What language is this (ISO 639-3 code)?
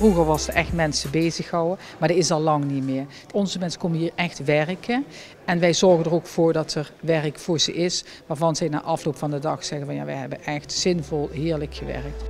nld